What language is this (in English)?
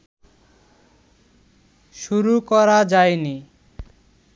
Bangla